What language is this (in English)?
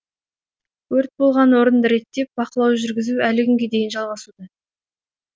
Kazakh